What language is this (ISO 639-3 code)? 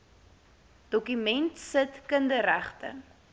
afr